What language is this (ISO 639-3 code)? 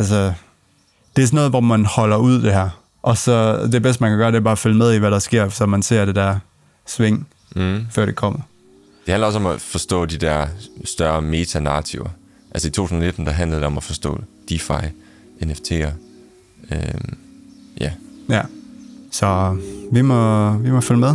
dan